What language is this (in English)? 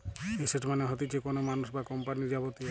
Bangla